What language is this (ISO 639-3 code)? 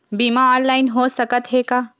hne